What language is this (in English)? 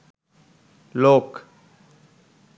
Bangla